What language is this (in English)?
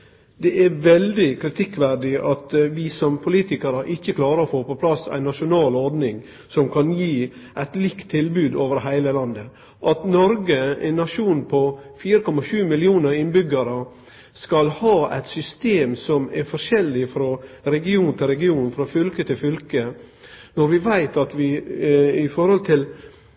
Norwegian Nynorsk